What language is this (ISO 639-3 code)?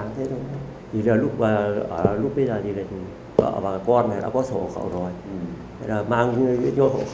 vie